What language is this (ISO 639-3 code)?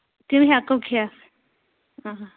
kas